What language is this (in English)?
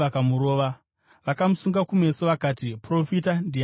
Shona